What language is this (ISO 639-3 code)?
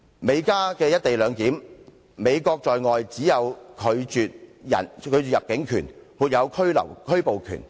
yue